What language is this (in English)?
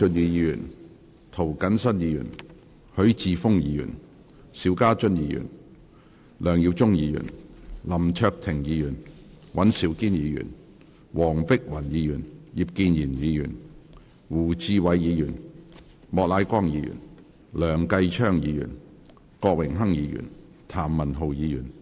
Cantonese